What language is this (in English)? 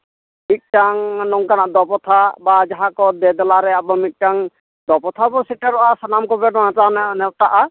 Santali